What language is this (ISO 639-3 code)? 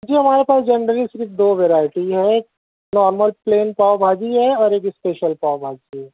urd